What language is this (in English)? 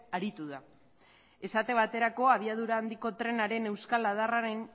Basque